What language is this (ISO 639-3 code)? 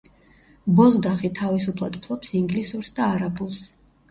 kat